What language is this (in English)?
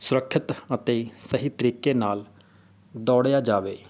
Punjabi